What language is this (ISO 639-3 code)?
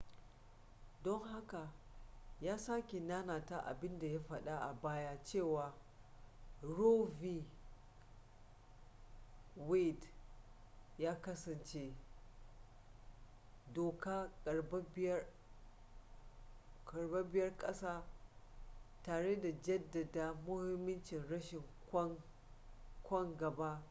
hau